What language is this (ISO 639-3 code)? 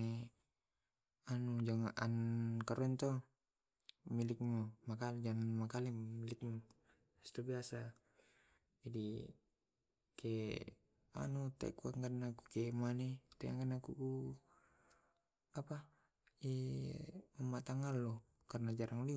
rob